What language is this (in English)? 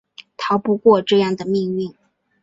Chinese